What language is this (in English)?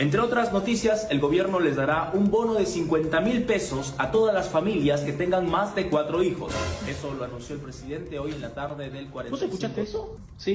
Spanish